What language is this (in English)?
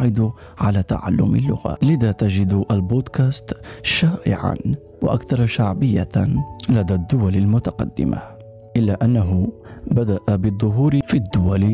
Arabic